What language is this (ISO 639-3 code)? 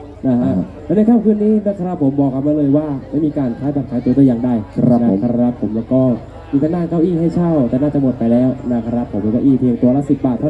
tha